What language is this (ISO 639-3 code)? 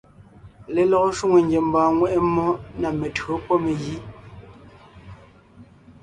nnh